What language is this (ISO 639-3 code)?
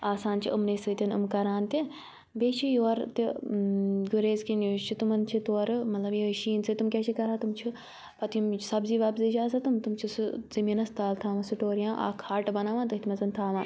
kas